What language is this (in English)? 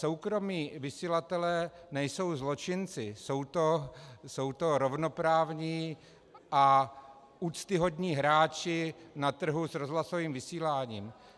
Czech